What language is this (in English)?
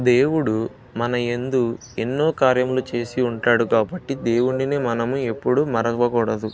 Telugu